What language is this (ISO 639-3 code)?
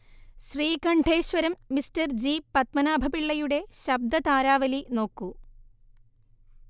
mal